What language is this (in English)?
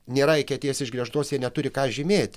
Lithuanian